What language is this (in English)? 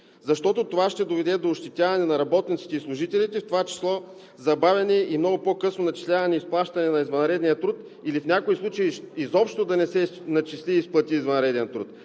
Bulgarian